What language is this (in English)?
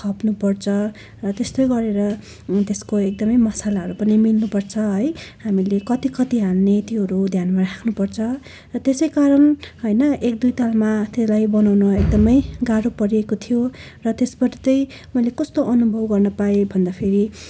Nepali